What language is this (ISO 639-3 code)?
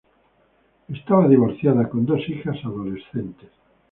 spa